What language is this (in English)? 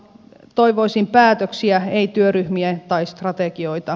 Finnish